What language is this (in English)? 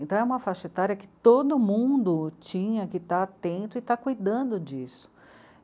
Portuguese